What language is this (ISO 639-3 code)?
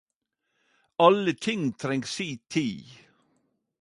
nno